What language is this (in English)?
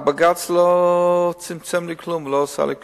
Hebrew